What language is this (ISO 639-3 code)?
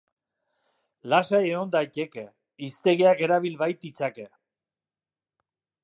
eus